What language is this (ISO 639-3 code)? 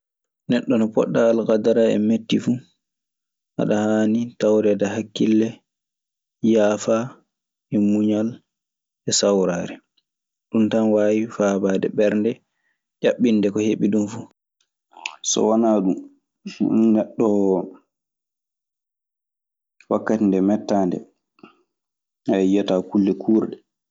ffm